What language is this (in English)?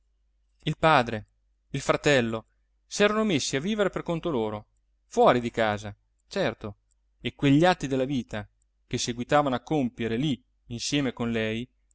Italian